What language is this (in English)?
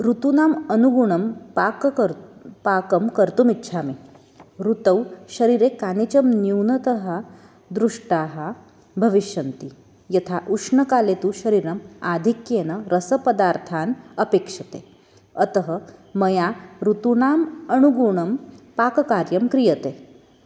Sanskrit